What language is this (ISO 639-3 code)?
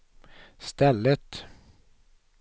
swe